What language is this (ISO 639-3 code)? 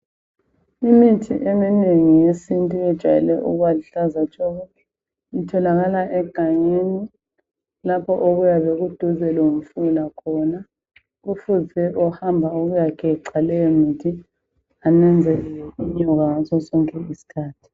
nde